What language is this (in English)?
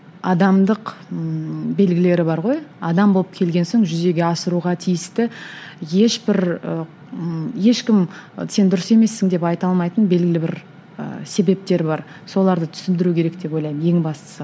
Kazakh